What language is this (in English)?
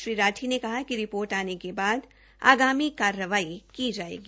Hindi